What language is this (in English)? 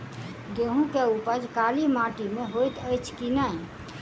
Maithili